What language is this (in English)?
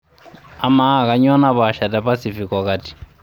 Masai